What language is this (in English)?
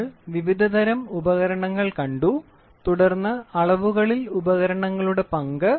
Malayalam